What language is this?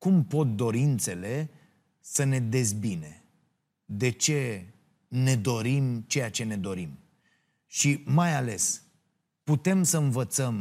Romanian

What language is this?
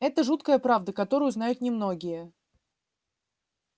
Russian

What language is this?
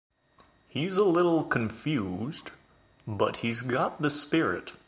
English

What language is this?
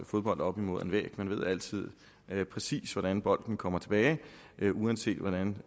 Danish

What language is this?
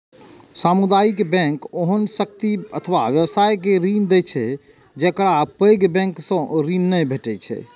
Maithili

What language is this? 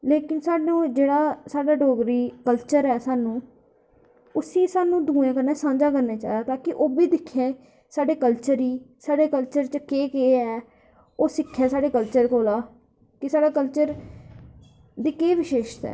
Dogri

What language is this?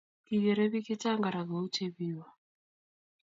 Kalenjin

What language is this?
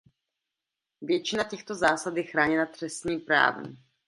Czech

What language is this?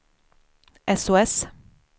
Swedish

